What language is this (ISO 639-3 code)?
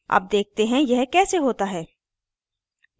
hin